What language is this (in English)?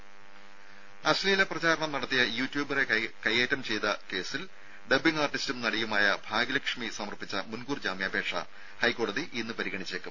Malayalam